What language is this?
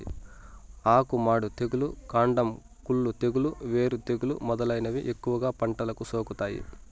Telugu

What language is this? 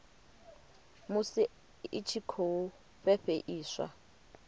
Venda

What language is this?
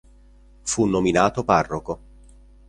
Italian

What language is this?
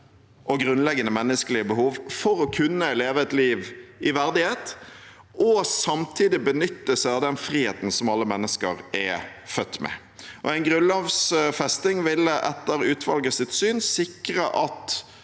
Norwegian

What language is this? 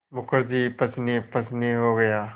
Hindi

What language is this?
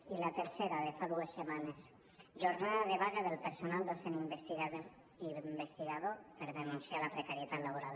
Catalan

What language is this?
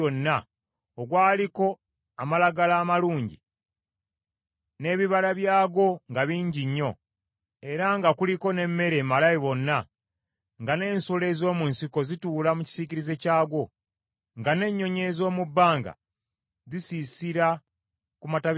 Ganda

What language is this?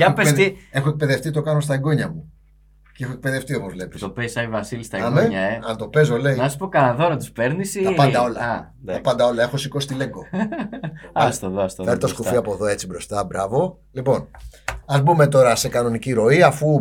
Greek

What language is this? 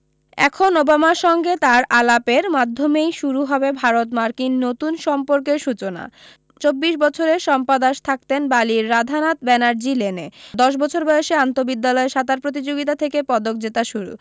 Bangla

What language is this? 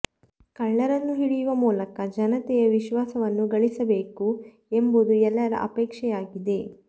Kannada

